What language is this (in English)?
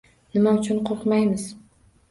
Uzbek